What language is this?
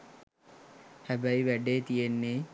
Sinhala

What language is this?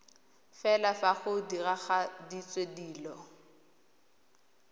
Tswana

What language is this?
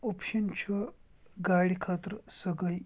Kashmiri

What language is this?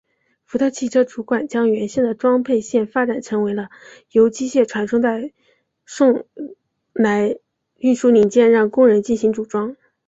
Chinese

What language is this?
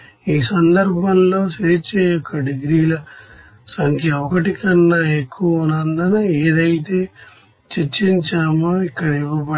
Telugu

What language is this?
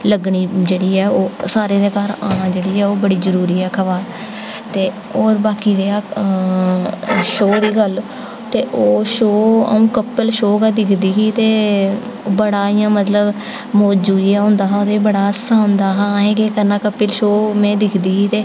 Dogri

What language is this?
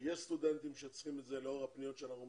Hebrew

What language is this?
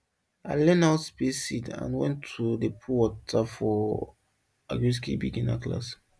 Nigerian Pidgin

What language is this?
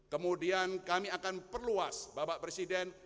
Indonesian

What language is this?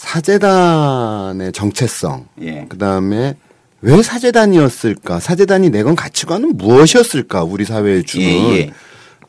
Korean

